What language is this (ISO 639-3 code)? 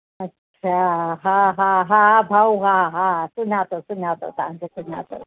snd